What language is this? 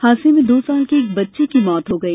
Hindi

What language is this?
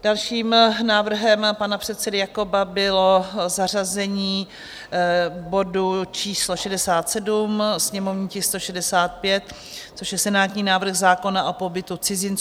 Czech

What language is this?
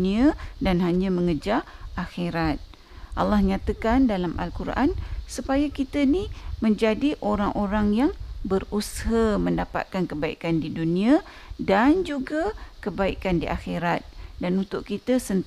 Malay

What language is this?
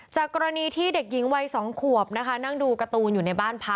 Thai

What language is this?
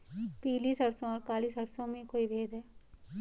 Hindi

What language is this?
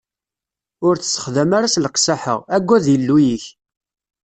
Kabyle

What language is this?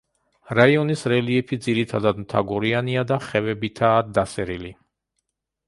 Georgian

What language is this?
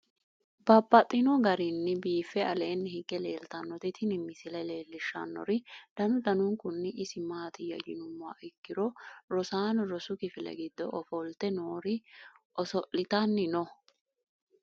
Sidamo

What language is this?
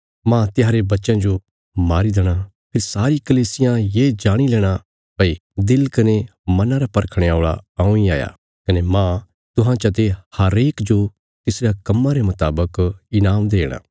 Bilaspuri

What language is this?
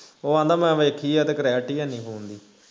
Punjabi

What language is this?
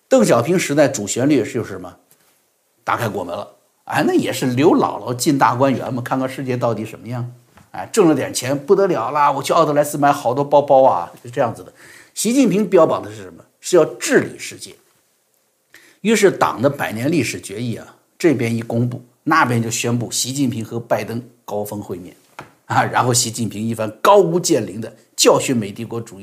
Chinese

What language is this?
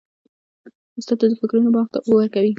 Pashto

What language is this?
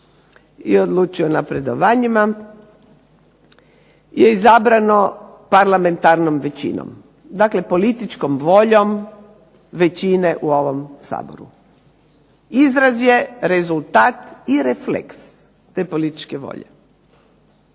Croatian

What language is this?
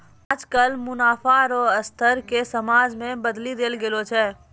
Maithili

